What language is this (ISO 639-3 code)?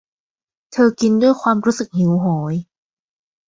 tha